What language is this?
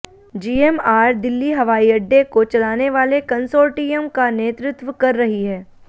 Hindi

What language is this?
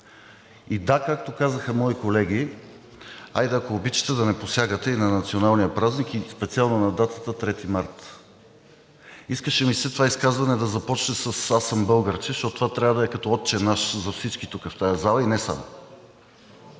Bulgarian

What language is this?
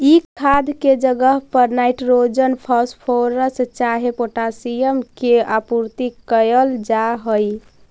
Magahi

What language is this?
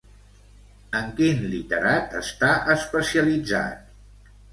Catalan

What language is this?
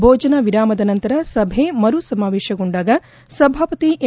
Kannada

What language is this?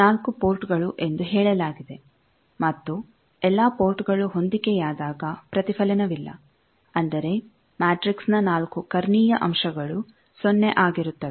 Kannada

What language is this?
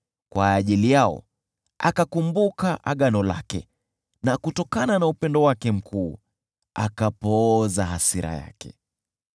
Swahili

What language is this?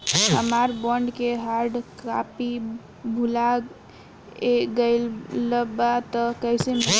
Bhojpuri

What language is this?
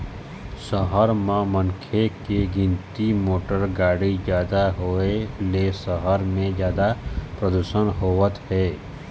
Chhattisgarhi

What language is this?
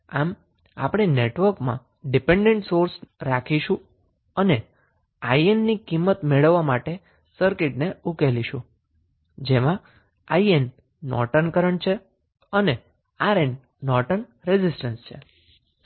Gujarati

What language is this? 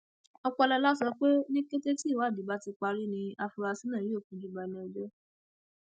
Yoruba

